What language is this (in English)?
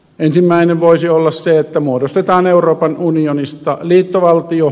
Finnish